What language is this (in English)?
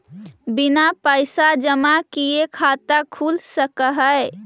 Magahi